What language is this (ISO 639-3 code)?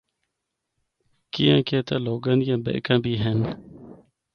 hno